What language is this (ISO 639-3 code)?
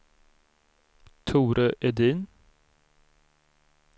swe